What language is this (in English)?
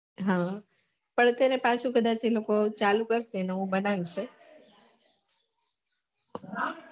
Gujarati